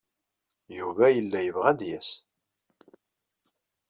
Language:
Kabyle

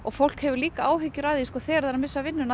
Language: Icelandic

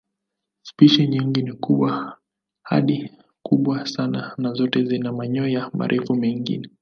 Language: Swahili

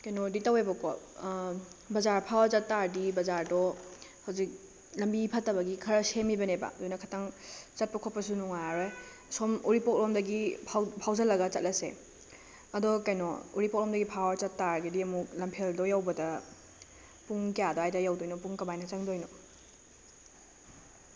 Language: Manipuri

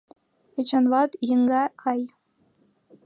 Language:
Mari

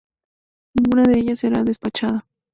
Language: Spanish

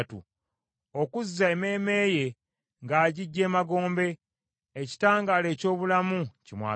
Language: Ganda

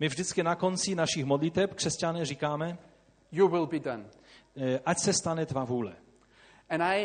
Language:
Czech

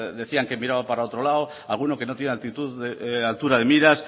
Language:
Spanish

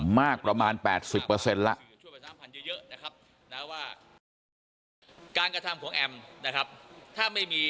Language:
Thai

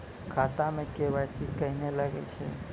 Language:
Maithili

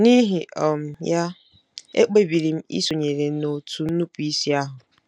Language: Igbo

